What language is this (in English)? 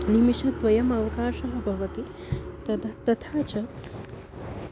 Sanskrit